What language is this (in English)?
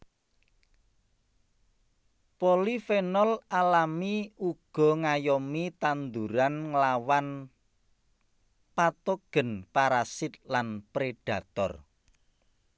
Javanese